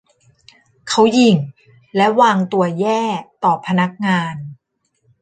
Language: Thai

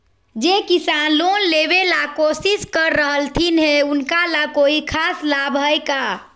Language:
Magahi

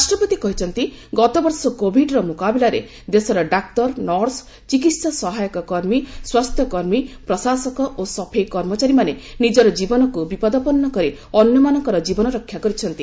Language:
Odia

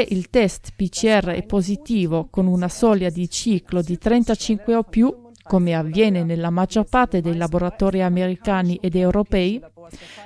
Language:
Italian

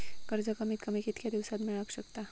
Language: Marathi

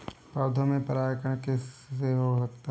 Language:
Hindi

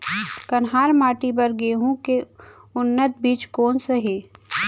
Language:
Chhattisgarhi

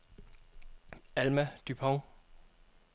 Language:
Danish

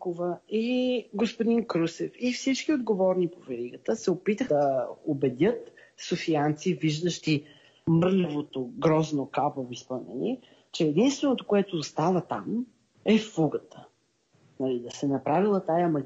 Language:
Bulgarian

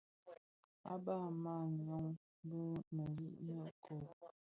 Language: Bafia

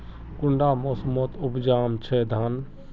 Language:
Magahi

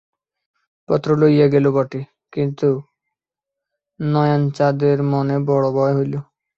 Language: Bangla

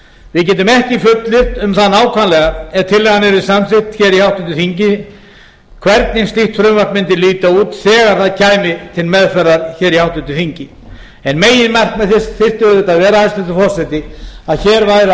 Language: Icelandic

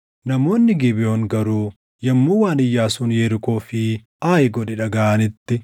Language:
Oromo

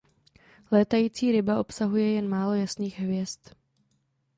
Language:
Czech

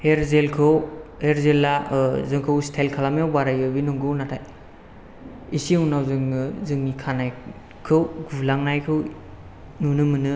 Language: Bodo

